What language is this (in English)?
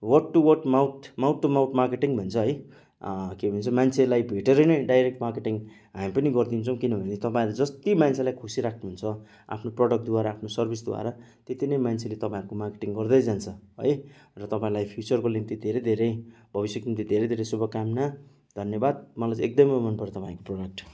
Nepali